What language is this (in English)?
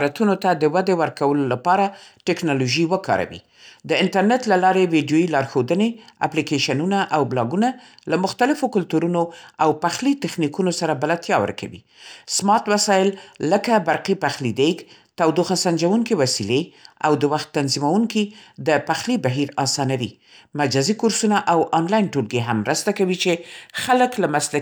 Central Pashto